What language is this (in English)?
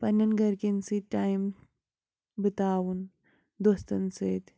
Kashmiri